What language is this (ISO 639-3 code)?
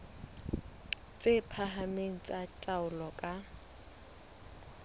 sot